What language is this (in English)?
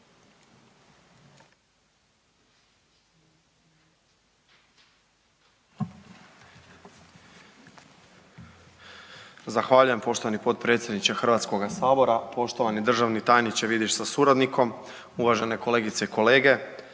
Croatian